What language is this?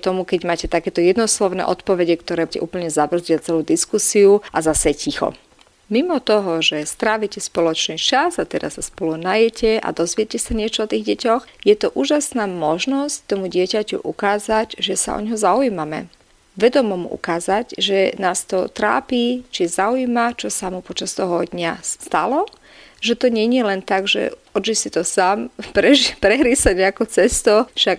Slovak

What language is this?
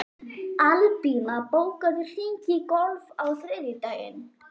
Icelandic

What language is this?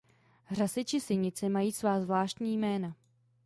Czech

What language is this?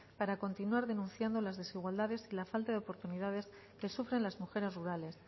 Spanish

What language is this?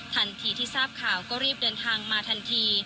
Thai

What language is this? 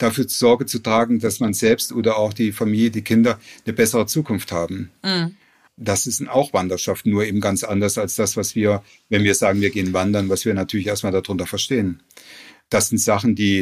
German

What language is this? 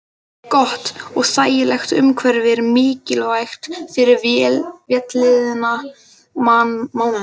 Icelandic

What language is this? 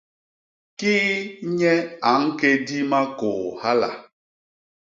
Basaa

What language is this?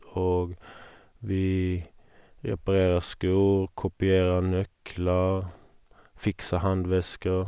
Norwegian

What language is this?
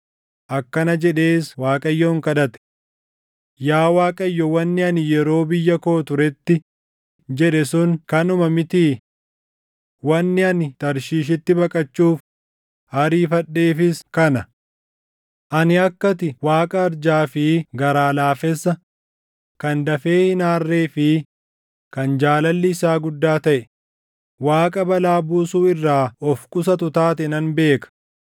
Oromo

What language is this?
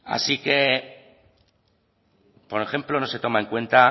Spanish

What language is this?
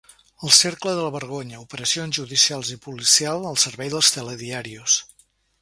Catalan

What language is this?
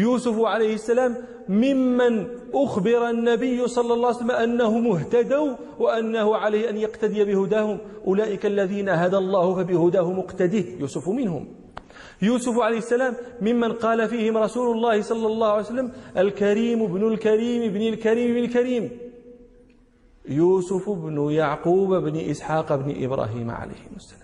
Arabic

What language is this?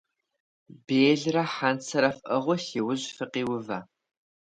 Kabardian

